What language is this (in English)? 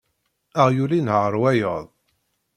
Kabyle